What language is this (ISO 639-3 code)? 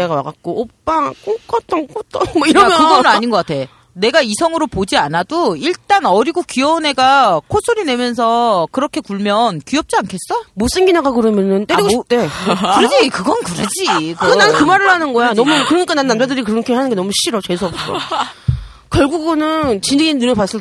kor